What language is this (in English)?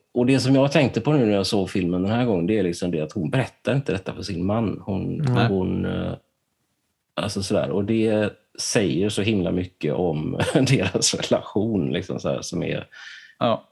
Swedish